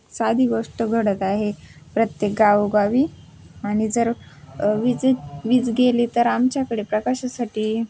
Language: Marathi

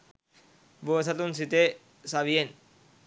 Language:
Sinhala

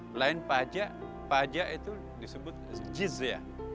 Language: Indonesian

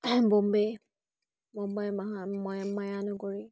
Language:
Assamese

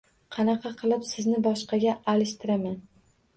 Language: Uzbek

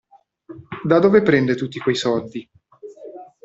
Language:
Italian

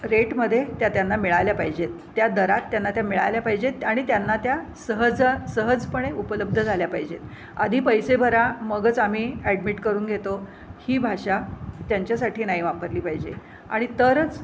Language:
Marathi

